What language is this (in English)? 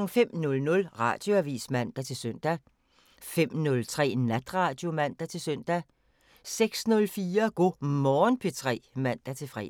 Danish